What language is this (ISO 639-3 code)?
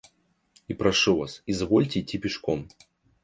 rus